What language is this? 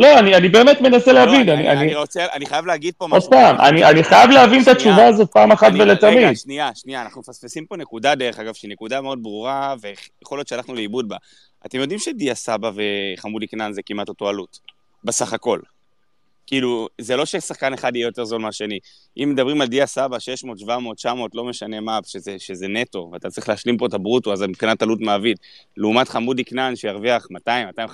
Hebrew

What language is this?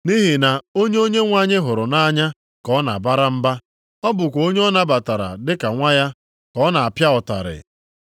Igbo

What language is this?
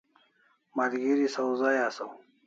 Kalasha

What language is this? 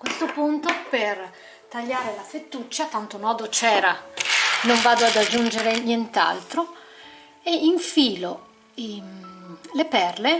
Italian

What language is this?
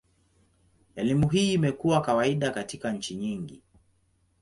Swahili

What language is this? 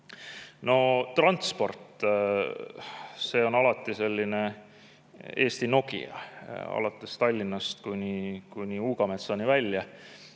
Estonian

